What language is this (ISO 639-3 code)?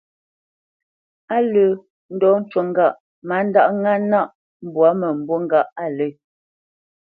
bce